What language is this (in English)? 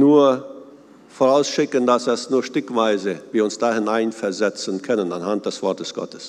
German